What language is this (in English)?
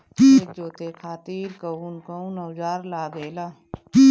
Bhojpuri